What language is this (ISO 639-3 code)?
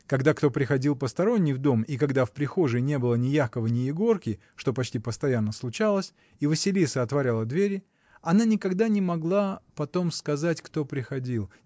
rus